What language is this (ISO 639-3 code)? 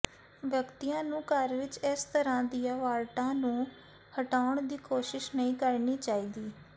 pan